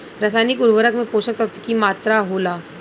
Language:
Bhojpuri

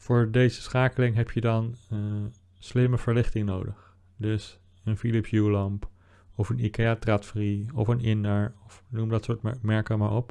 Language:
Dutch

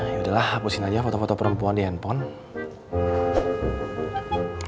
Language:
Indonesian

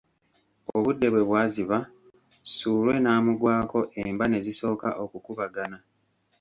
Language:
Ganda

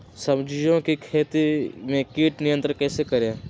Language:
Magahi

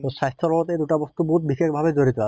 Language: Assamese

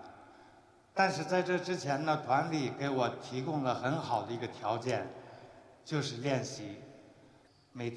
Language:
Chinese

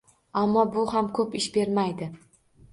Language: Uzbek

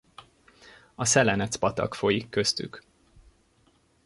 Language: Hungarian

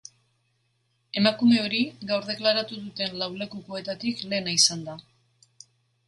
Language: Basque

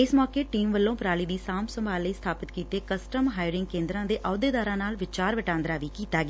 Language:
Punjabi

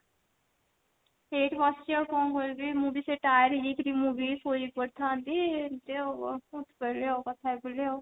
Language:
Odia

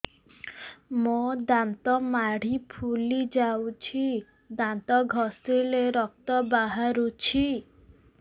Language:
Odia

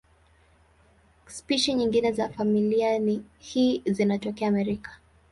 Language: Swahili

